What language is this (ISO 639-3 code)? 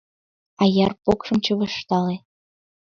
chm